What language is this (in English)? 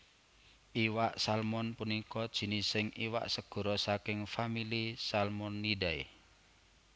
Javanese